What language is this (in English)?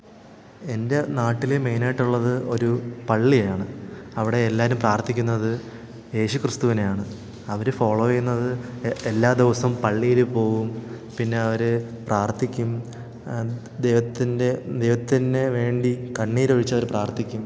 Malayalam